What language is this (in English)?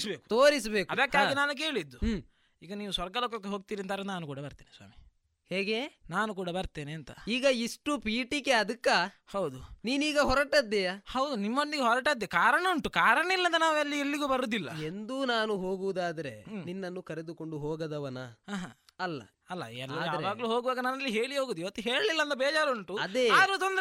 Kannada